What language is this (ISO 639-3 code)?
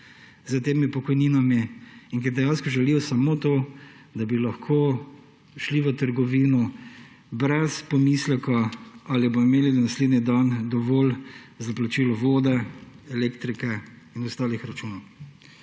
slv